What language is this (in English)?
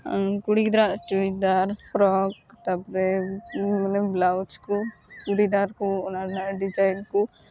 Santali